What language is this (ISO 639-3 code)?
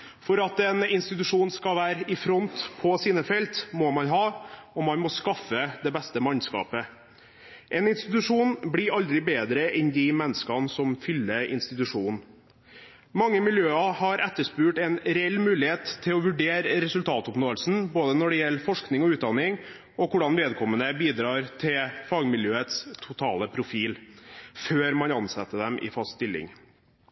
nob